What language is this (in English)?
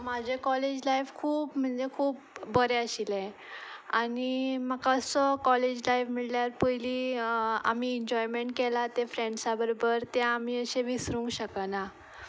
Konkani